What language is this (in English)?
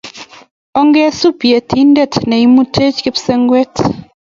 Kalenjin